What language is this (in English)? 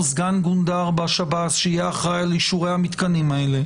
Hebrew